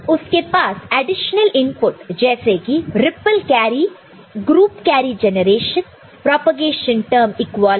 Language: Hindi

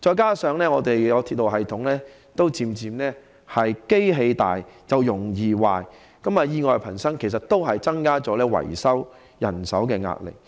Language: Cantonese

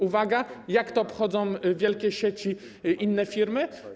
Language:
Polish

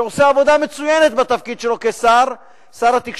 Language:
Hebrew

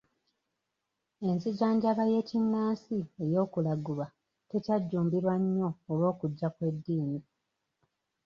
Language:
Ganda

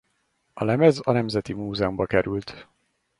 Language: Hungarian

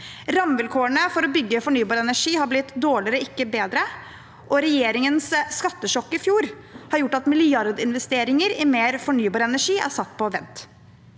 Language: Norwegian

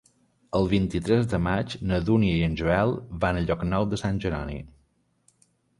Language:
Catalan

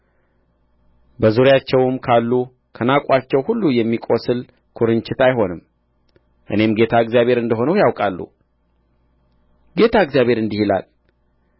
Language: Amharic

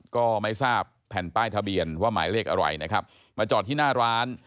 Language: Thai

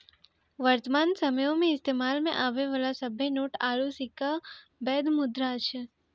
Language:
Maithili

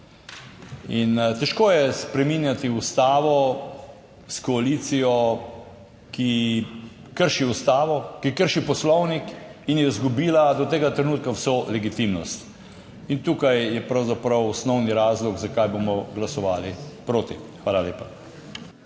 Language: Slovenian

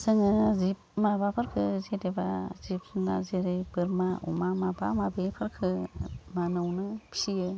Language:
Bodo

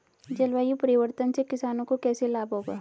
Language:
Hindi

